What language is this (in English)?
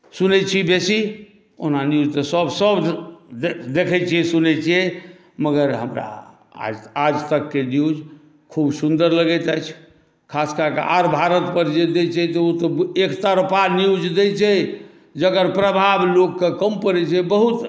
Maithili